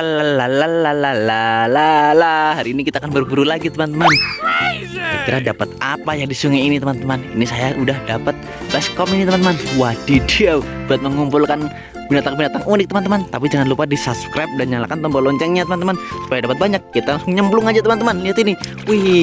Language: Indonesian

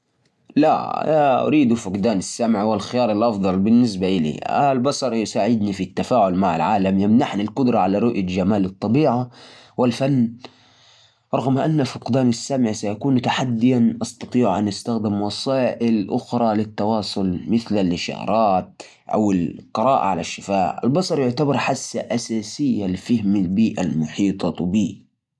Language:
Najdi Arabic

